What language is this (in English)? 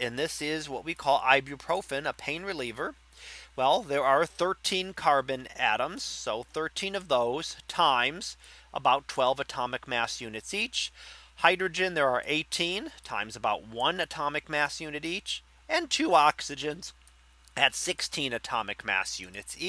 English